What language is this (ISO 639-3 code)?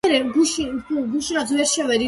kat